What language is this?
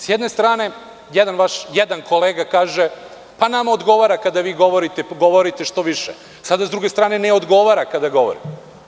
Serbian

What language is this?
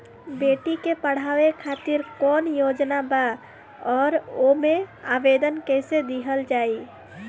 Bhojpuri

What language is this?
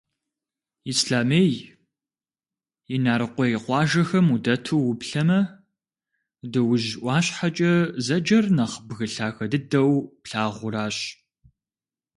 Kabardian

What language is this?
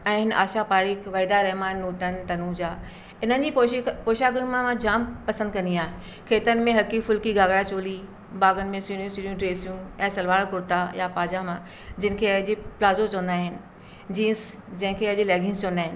Sindhi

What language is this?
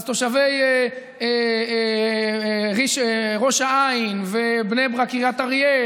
Hebrew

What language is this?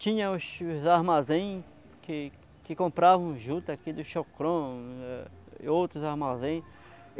Portuguese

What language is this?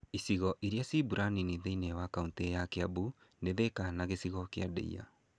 Kikuyu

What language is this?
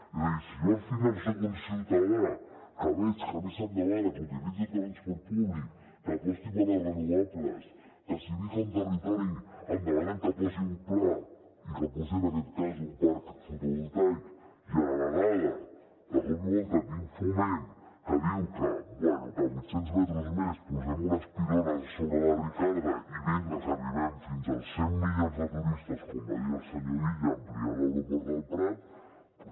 Catalan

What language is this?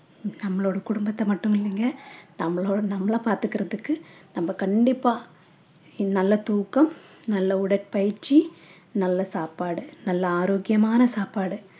Tamil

